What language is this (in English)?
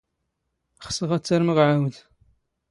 Standard Moroccan Tamazight